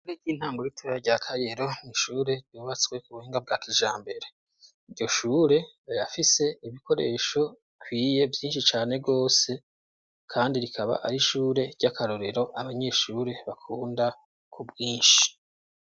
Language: Rundi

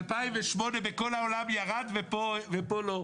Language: Hebrew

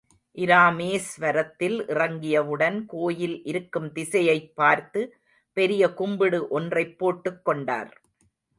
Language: Tamil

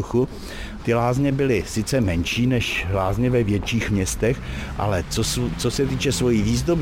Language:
Czech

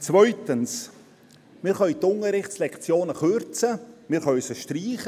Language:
Swiss German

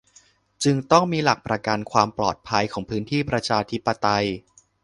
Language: Thai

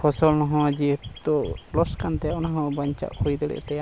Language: Santali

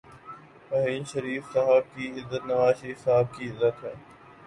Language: Urdu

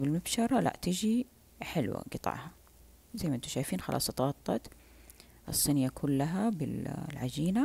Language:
Arabic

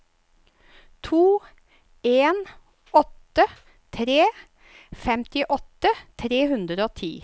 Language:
Norwegian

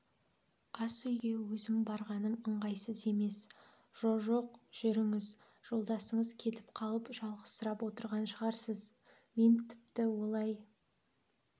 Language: Kazakh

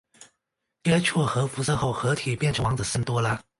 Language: Chinese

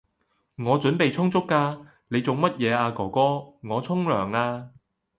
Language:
Cantonese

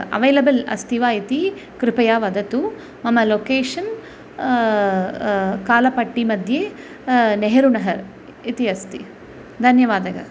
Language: Sanskrit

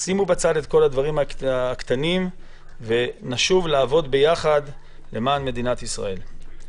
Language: Hebrew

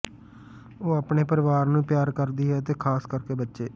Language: Punjabi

